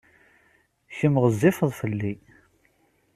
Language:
Kabyle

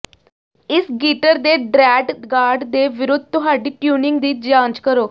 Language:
Punjabi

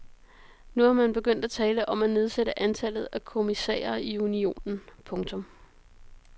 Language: Danish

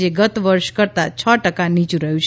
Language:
Gujarati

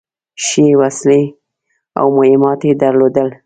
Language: Pashto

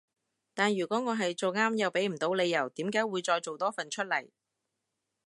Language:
Cantonese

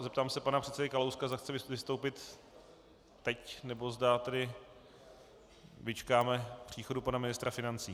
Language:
Czech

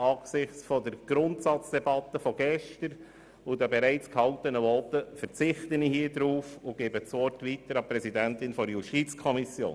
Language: Swiss German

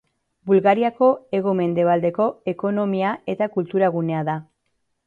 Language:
Basque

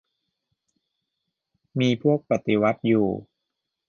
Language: Thai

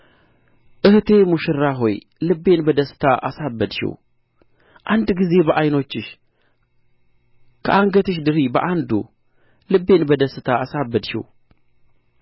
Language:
Amharic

